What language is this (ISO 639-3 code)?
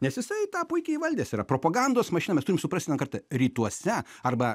lit